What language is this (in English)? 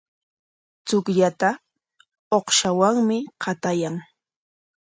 Corongo Ancash Quechua